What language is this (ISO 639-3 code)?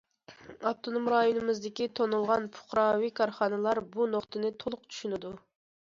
uig